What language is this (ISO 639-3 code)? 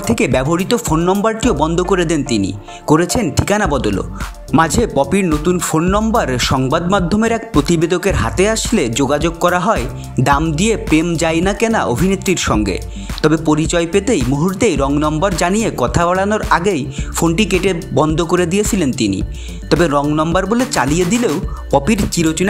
ara